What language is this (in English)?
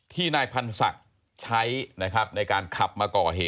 Thai